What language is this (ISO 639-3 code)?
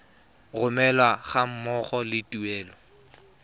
tsn